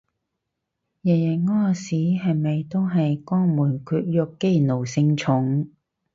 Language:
Cantonese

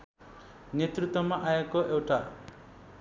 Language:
Nepali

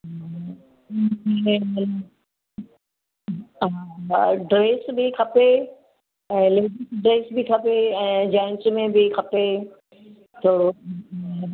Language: Sindhi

